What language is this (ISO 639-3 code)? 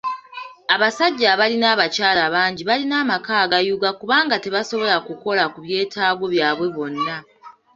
lug